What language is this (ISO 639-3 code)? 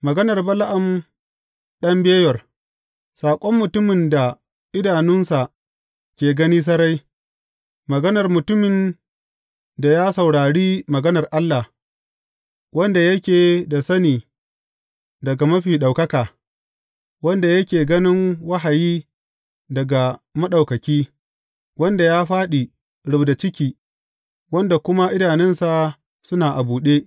hau